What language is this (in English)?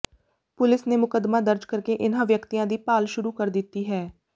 Punjabi